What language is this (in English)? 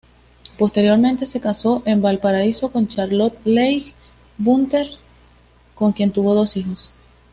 Spanish